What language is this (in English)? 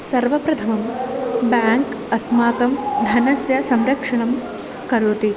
Sanskrit